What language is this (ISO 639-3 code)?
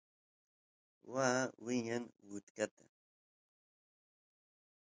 qus